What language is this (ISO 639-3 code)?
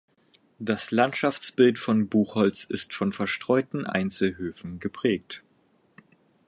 deu